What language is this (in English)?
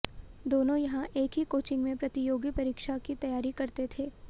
Hindi